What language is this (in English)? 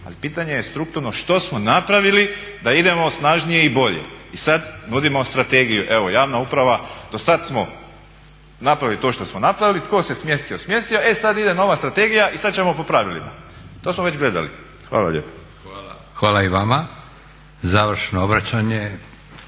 Croatian